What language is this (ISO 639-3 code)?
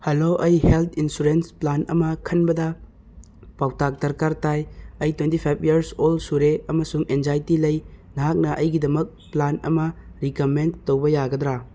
mni